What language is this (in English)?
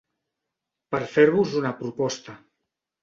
Catalan